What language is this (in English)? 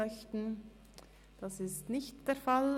Swiss German